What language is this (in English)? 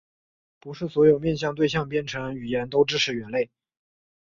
Chinese